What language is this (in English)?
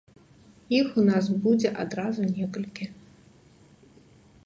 Belarusian